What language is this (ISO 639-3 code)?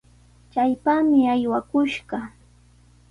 qws